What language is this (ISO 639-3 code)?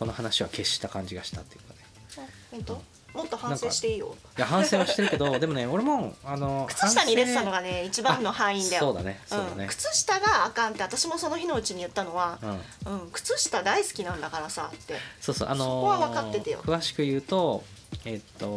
jpn